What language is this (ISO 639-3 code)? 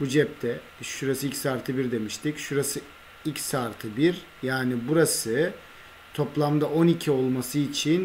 tur